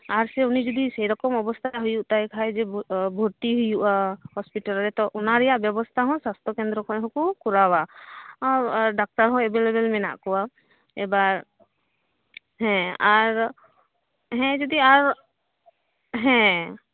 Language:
Santali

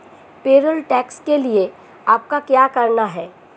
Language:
Hindi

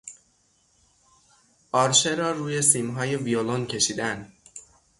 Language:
Persian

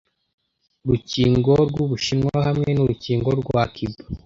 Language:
Kinyarwanda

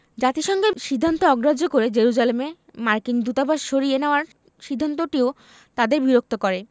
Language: Bangla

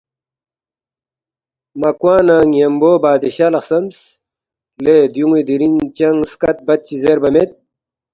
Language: Balti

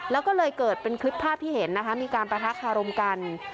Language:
Thai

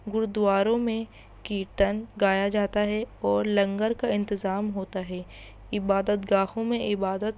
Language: Urdu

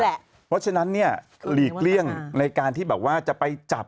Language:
Thai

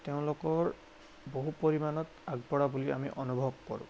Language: Assamese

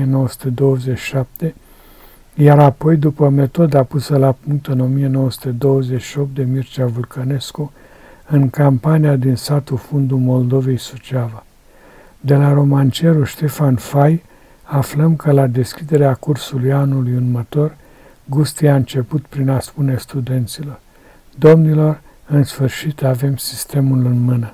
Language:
Romanian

